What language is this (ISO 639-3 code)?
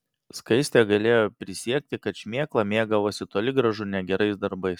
lit